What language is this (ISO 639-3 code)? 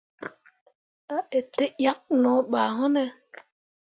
mua